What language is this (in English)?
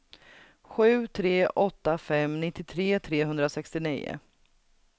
Swedish